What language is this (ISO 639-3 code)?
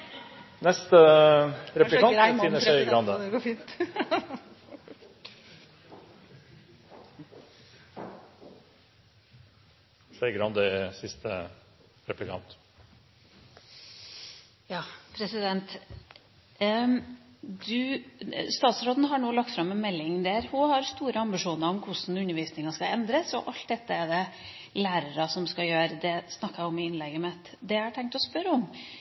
nor